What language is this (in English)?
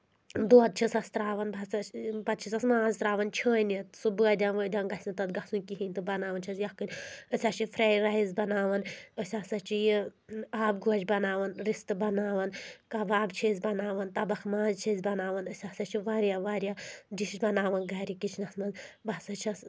Kashmiri